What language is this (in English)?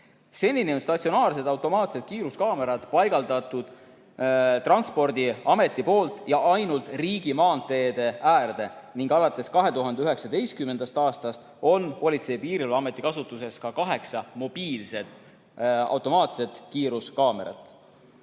Estonian